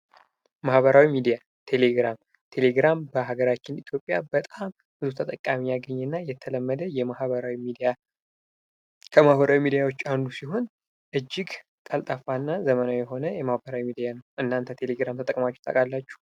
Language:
Amharic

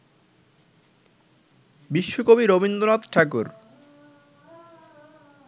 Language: Bangla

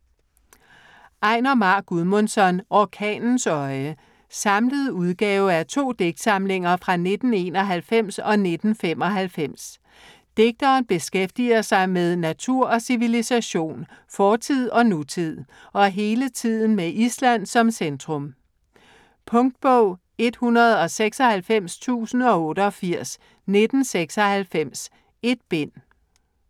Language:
Danish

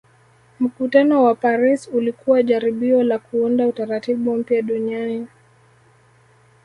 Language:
Swahili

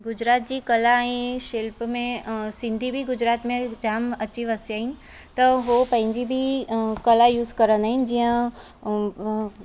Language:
Sindhi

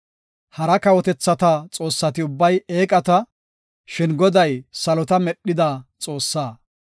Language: Gofa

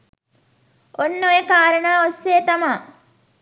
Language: Sinhala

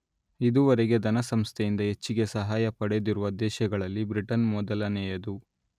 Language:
Kannada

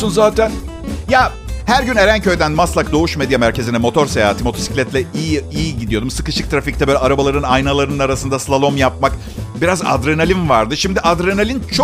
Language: Turkish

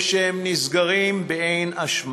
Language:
Hebrew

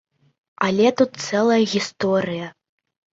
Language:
Belarusian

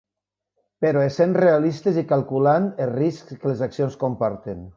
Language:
Catalan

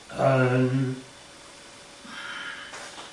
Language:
Welsh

